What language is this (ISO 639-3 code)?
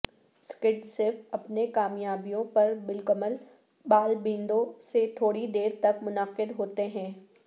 urd